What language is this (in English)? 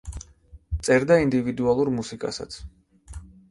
Georgian